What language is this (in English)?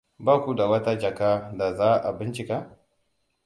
Hausa